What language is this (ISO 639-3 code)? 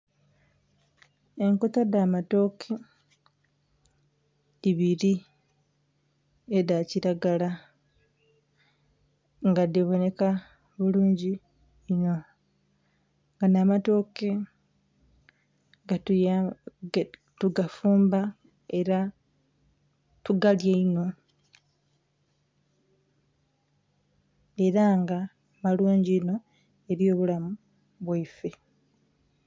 xog